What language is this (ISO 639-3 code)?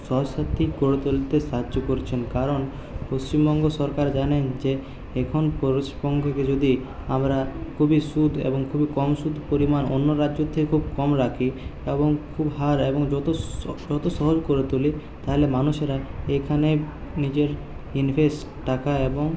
ben